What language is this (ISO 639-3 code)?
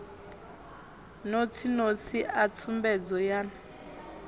ven